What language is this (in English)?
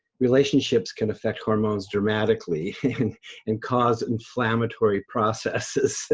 English